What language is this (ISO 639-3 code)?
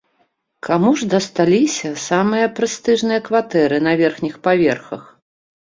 bel